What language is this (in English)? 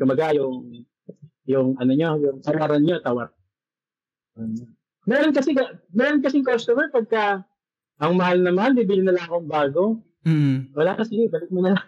Filipino